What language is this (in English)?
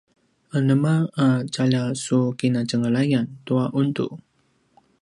Paiwan